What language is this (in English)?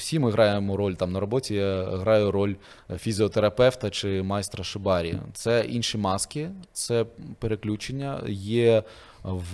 Ukrainian